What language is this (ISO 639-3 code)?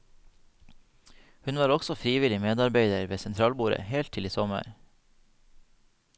nor